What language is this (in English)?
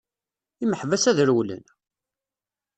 Kabyle